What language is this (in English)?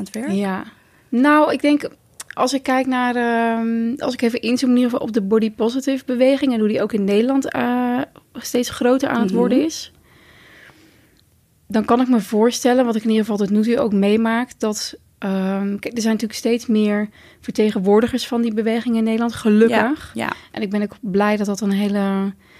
Dutch